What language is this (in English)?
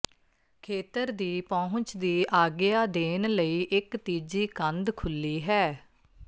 Punjabi